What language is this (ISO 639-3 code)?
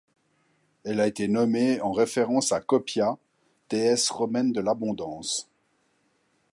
fra